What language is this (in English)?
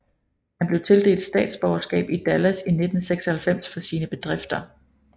Danish